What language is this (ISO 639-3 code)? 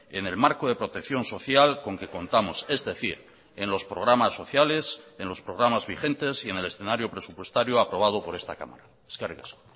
spa